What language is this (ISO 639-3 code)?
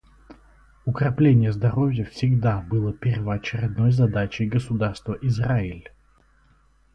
rus